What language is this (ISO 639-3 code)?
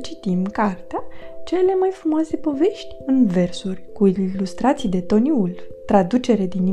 ron